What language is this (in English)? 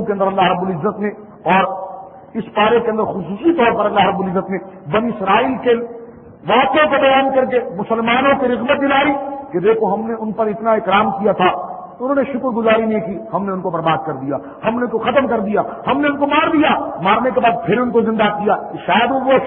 Arabic